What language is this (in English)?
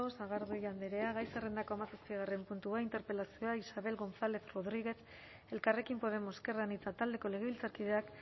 Basque